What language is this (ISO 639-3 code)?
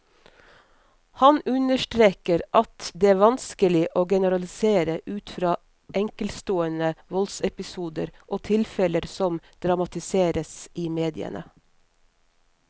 nor